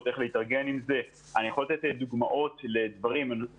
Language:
Hebrew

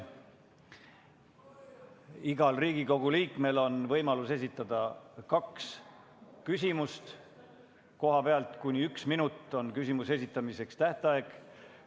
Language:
Estonian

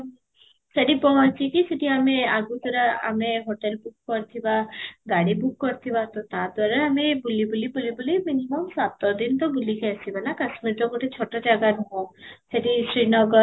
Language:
Odia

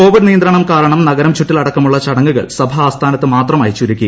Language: Malayalam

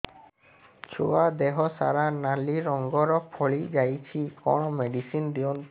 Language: Odia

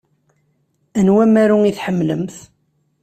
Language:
Kabyle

